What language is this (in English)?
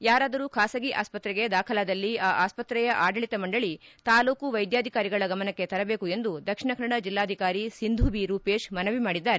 Kannada